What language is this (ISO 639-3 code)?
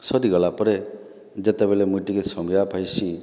ori